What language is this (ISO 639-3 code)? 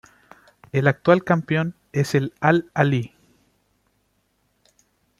spa